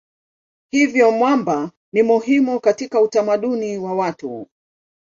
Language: Swahili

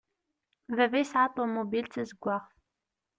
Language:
Kabyle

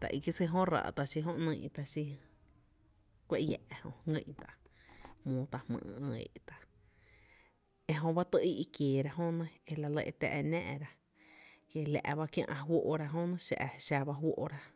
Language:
Tepinapa Chinantec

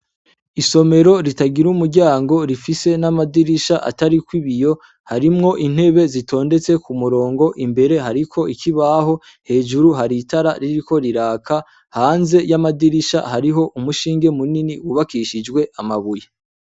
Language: Rundi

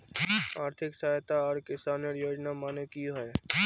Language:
Magahi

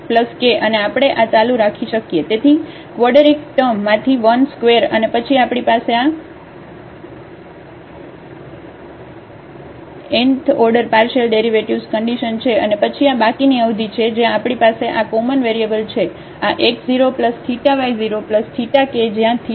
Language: Gujarati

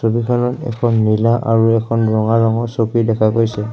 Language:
Assamese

